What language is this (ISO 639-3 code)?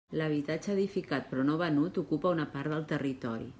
cat